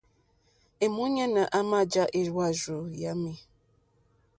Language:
Mokpwe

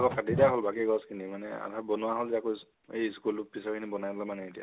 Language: Assamese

